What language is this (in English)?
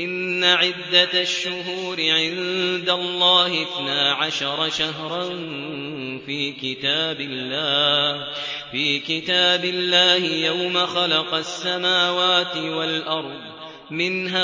Arabic